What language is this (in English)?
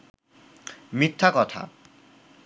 Bangla